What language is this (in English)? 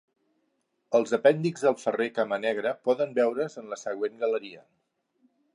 Catalan